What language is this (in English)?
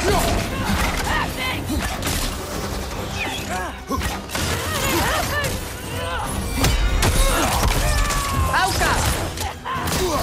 Spanish